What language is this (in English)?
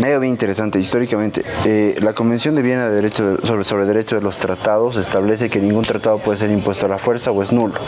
Spanish